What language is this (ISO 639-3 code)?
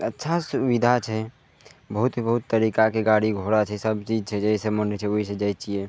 mai